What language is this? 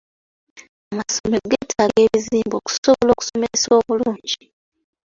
Ganda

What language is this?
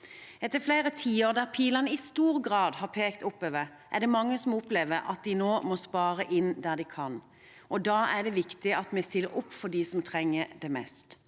Norwegian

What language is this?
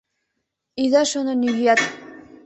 Mari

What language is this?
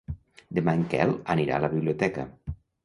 Catalan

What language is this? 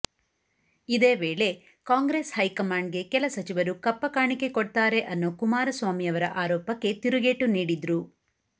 Kannada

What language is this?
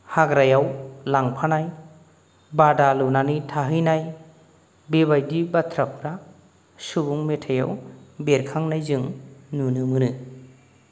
Bodo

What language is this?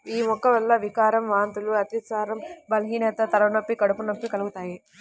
Telugu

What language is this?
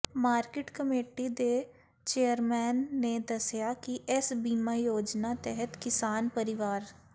Punjabi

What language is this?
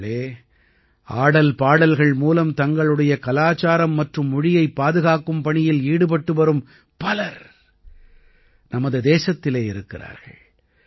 Tamil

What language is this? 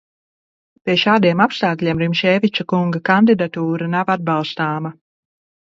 Latvian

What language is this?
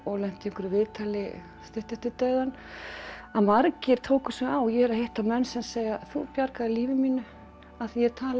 Icelandic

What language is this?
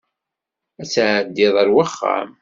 Kabyle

